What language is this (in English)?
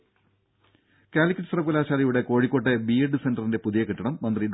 Malayalam